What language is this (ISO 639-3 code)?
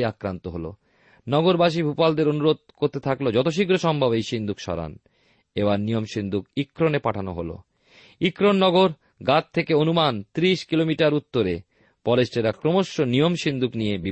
ben